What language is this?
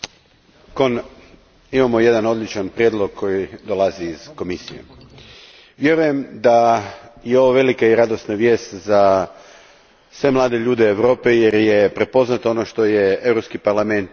Croatian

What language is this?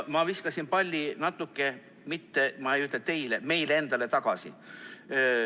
Estonian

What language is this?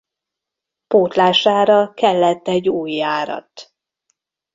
Hungarian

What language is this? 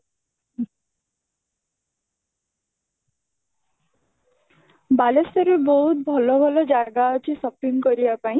Odia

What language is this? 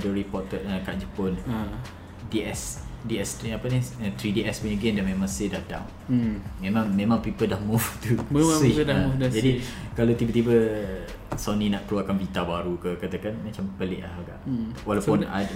Malay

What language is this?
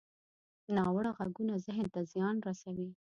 Pashto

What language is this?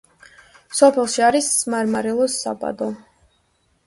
Georgian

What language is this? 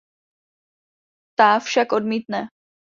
Czech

